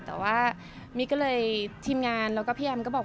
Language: Thai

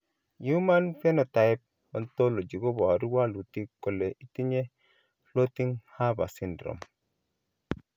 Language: Kalenjin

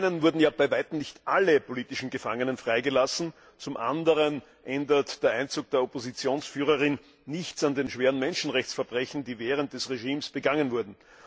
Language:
German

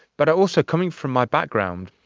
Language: English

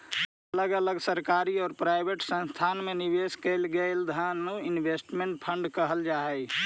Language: Magahi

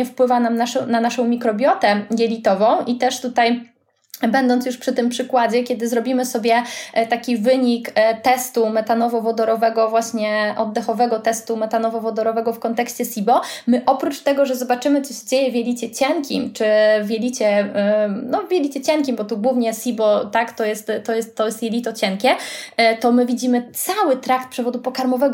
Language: Polish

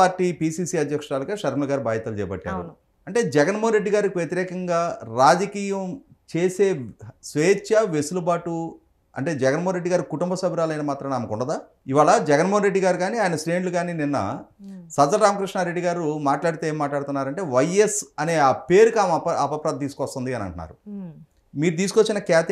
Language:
Telugu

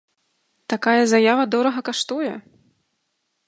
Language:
Belarusian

